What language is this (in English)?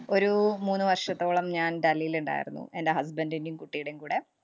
Malayalam